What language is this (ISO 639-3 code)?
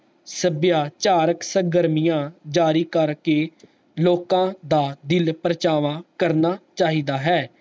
pan